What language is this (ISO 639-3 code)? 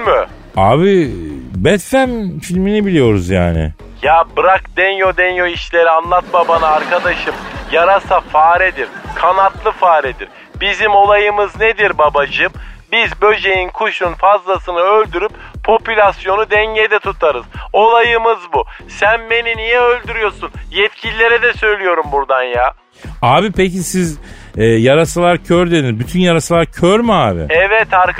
tur